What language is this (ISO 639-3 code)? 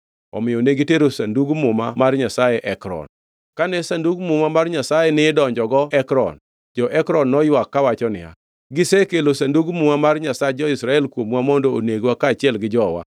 luo